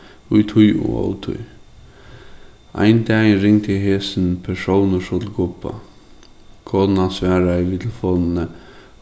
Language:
Faroese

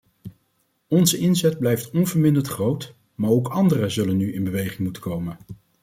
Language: Dutch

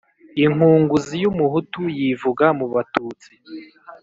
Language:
Kinyarwanda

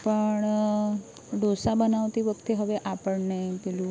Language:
Gujarati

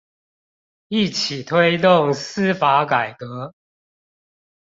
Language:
Chinese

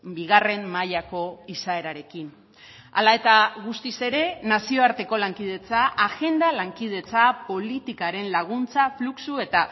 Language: Basque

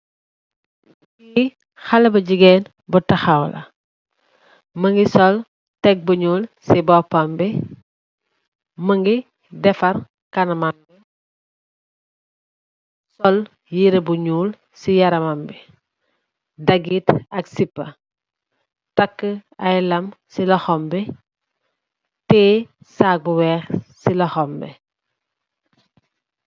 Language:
Wolof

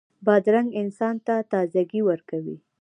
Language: Pashto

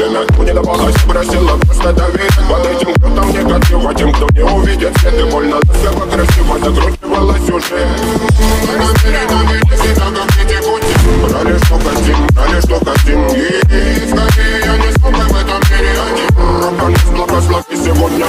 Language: Romanian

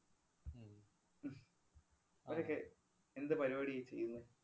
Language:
Malayalam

